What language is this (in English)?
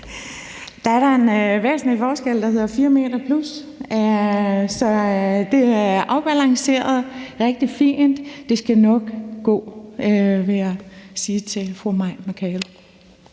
Danish